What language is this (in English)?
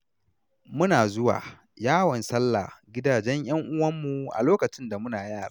Hausa